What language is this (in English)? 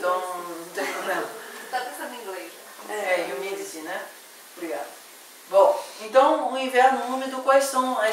Portuguese